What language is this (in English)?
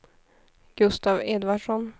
Swedish